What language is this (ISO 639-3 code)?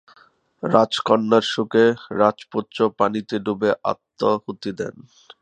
ben